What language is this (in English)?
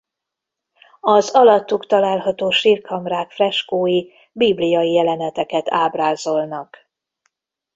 Hungarian